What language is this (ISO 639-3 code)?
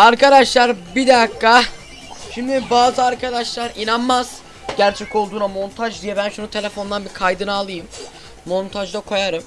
tur